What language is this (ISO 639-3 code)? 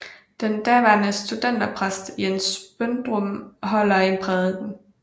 dan